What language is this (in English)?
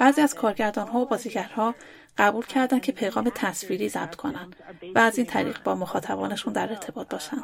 Persian